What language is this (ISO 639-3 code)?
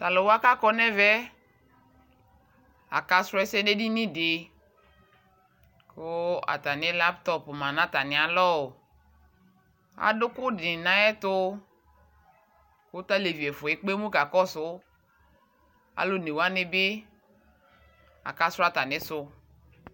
kpo